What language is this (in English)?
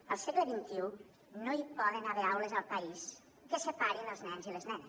Catalan